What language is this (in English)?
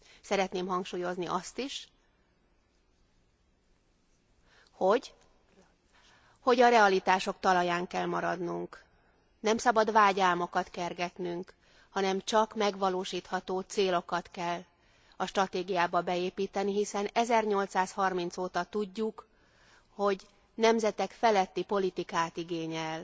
Hungarian